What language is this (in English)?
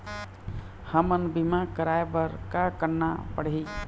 Chhattisgarhi